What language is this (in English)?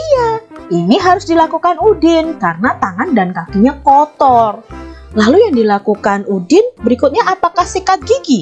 Indonesian